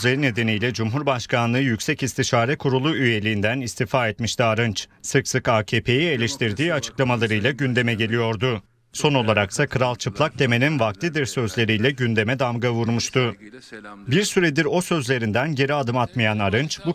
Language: Turkish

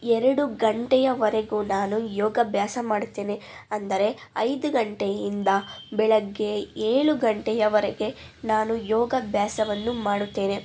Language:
Kannada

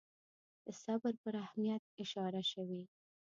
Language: Pashto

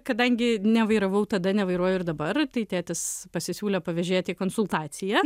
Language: Lithuanian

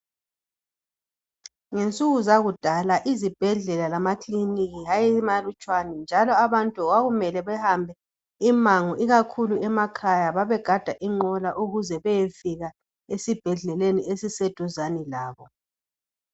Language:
North Ndebele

